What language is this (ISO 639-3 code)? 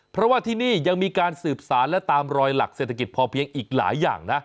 tha